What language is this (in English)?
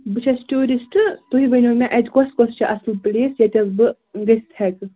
Kashmiri